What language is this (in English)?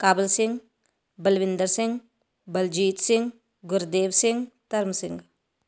Punjabi